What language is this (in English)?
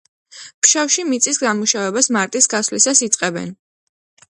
Georgian